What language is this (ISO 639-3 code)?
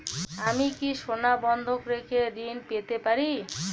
ben